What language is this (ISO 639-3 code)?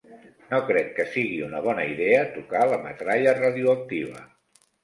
cat